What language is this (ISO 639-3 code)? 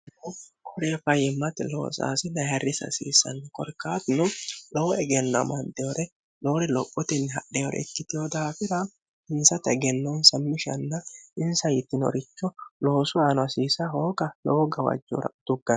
sid